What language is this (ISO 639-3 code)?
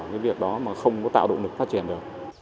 vie